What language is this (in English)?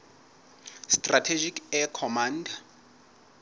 Southern Sotho